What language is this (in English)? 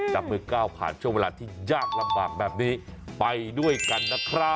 Thai